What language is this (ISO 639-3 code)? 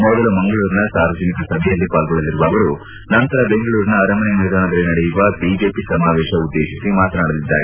kan